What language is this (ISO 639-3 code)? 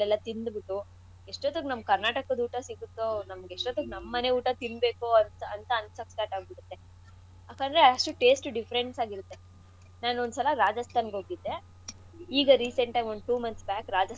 kan